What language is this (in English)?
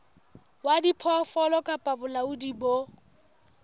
Southern Sotho